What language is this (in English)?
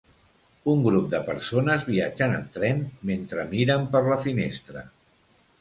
Catalan